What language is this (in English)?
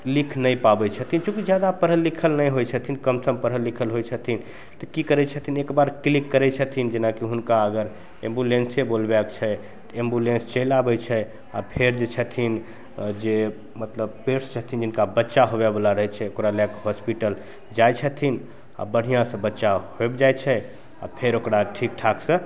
Maithili